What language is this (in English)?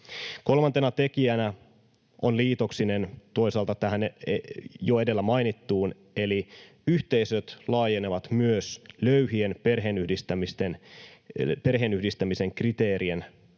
Finnish